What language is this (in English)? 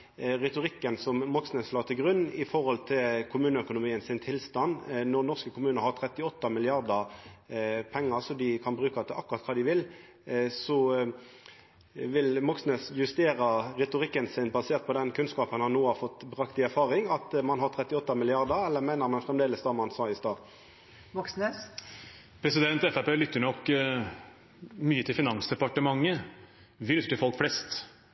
Norwegian